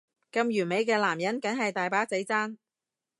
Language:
Cantonese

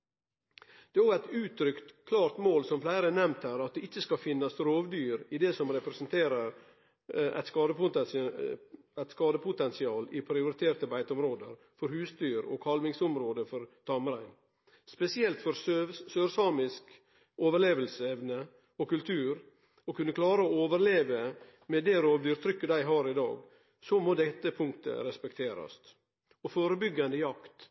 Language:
Norwegian Nynorsk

